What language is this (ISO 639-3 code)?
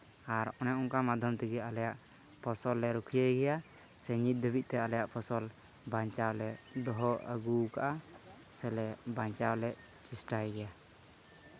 sat